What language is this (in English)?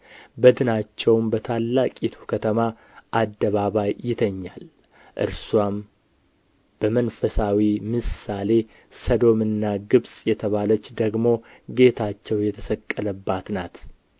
Amharic